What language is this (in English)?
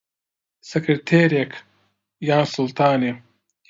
Central Kurdish